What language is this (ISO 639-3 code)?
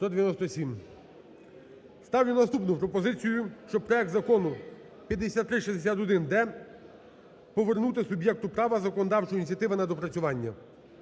ukr